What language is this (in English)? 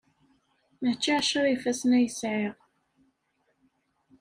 Kabyle